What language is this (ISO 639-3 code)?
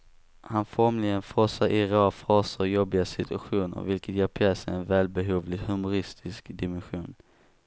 swe